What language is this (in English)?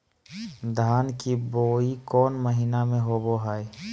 Magahi